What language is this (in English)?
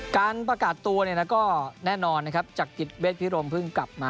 Thai